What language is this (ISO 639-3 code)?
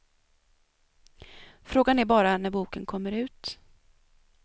swe